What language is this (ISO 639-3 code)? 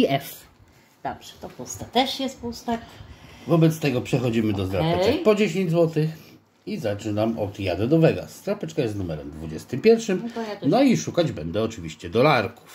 pol